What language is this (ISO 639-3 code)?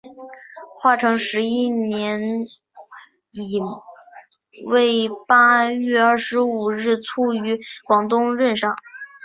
zho